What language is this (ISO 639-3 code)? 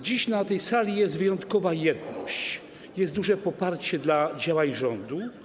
pol